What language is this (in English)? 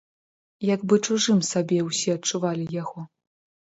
Belarusian